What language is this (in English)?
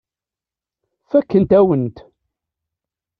Kabyle